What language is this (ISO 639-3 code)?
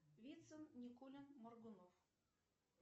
rus